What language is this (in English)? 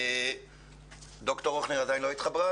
Hebrew